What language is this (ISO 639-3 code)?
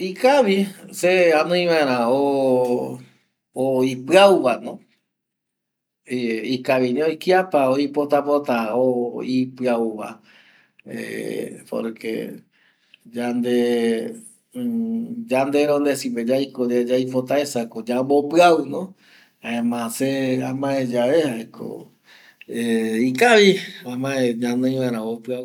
gui